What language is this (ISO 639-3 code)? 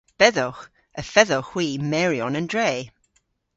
cor